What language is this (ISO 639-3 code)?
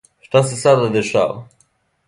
srp